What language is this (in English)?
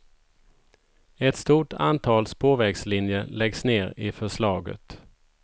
Swedish